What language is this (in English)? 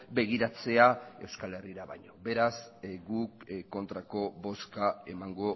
Basque